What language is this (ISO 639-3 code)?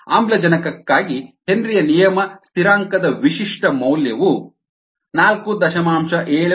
kan